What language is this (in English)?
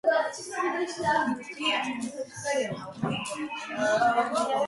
Georgian